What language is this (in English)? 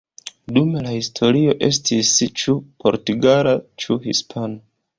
Esperanto